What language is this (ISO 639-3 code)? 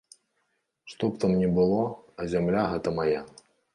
bel